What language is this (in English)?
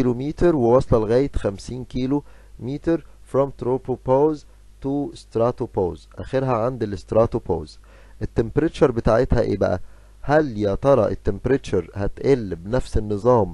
Arabic